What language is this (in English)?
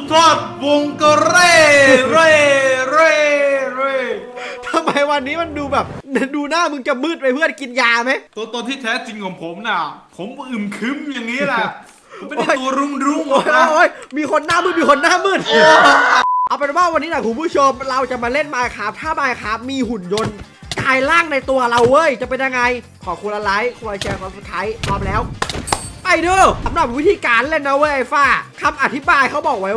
Thai